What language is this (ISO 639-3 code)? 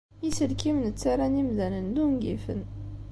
kab